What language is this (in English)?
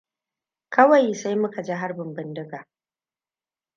Hausa